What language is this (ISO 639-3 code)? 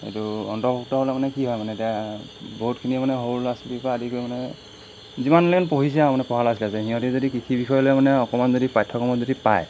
asm